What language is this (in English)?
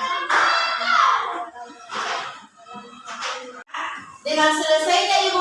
Indonesian